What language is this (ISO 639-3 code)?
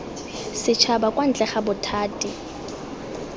tsn